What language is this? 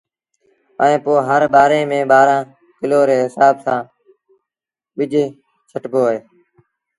Sindhi Bhil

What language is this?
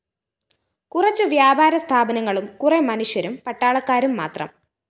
Malayalam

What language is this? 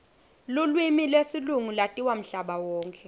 Swati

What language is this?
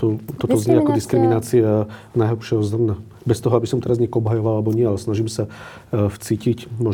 Slovak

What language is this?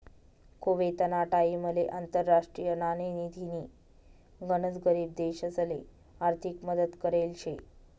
Marathi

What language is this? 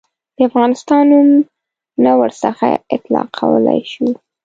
Pashto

